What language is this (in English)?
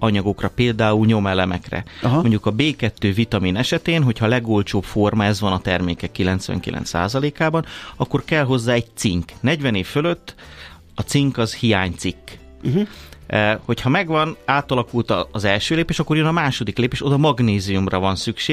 Hungarian